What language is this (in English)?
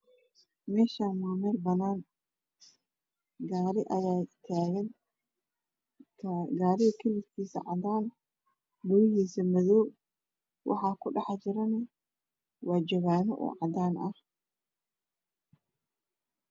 Somali